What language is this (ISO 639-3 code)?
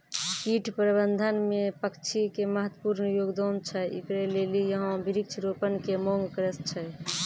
mai